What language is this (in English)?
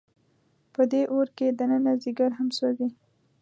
Pashto